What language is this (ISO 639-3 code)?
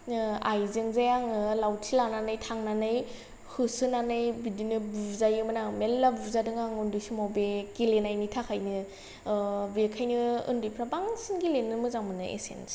brx